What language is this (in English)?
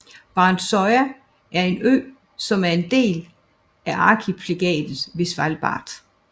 Danish